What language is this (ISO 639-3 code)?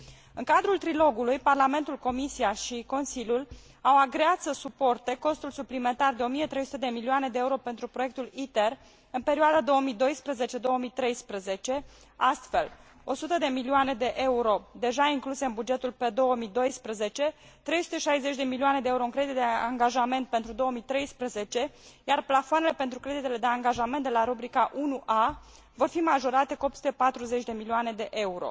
ron